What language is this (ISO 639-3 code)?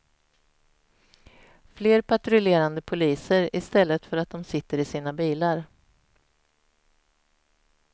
swe